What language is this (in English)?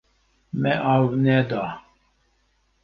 Kurdish